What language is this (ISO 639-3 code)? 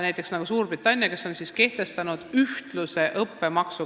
est